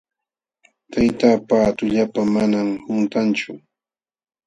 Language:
Jauja Wanca Quechua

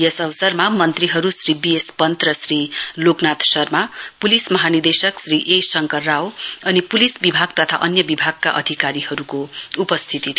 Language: Nepali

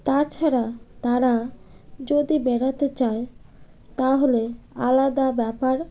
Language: Bangla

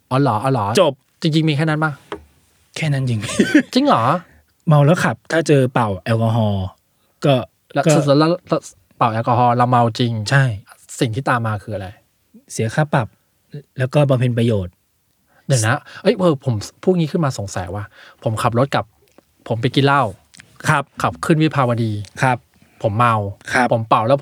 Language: Thai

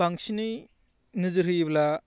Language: Bodo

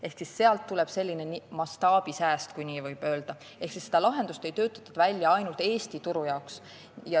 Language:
Estonian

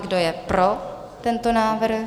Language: Czech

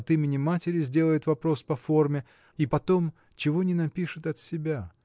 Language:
Russian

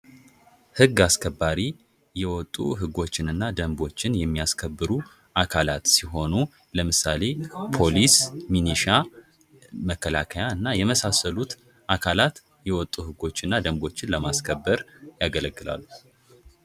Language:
Amharic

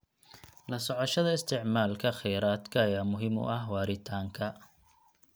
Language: Somali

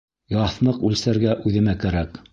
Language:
Bashkir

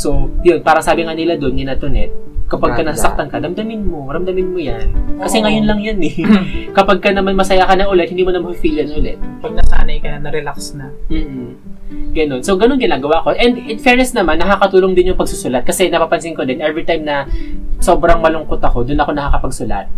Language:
Filipino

